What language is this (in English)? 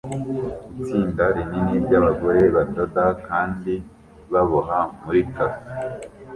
Kinyarwanda